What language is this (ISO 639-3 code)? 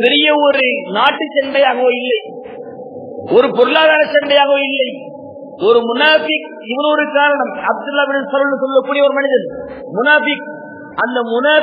ara